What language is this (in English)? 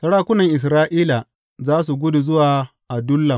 Hausa